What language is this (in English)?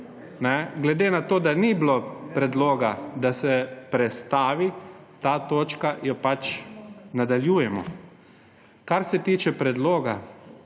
Slovenian